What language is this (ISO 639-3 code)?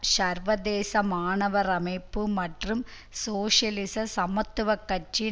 tam